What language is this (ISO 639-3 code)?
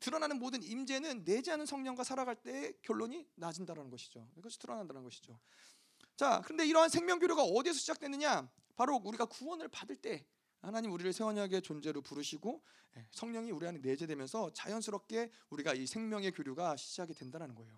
kor